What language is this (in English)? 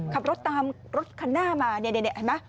Thai